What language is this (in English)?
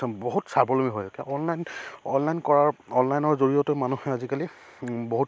Assamese